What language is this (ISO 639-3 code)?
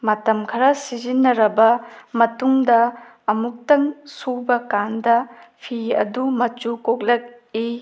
mni